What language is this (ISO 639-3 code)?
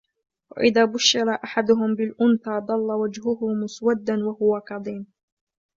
ara